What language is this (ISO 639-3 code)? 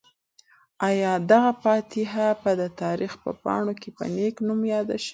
pus